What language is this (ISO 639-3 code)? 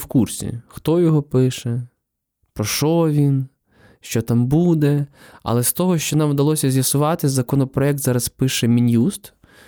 ukr